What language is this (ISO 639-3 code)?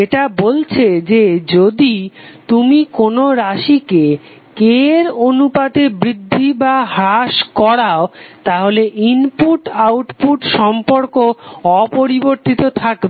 ben